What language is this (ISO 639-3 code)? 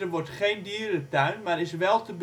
nld